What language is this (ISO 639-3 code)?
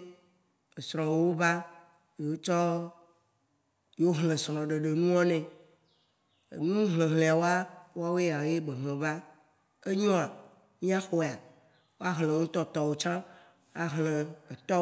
wci